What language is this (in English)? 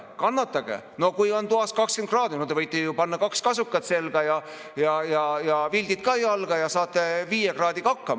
Estonian